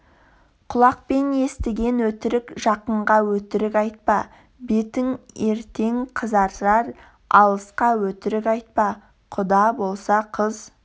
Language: Kazakh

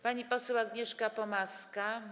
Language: Polish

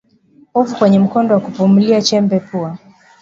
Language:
Swahili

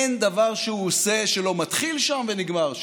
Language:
Hebrew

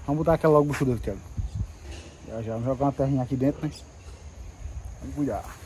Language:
Portuguese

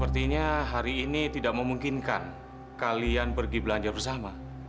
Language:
Indonesian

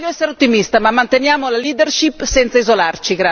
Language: Italian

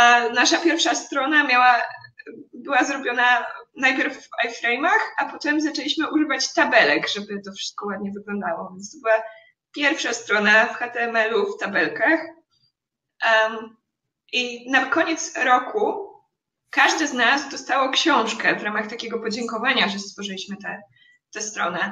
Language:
Polish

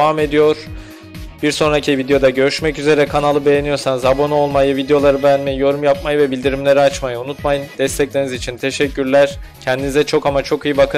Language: Turkish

